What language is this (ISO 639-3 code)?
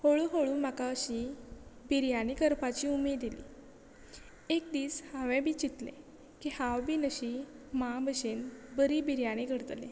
kok